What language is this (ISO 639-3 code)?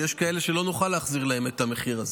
heb